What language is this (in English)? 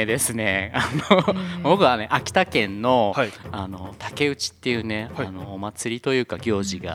Japanese